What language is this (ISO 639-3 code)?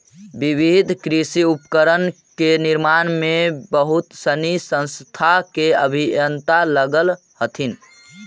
mag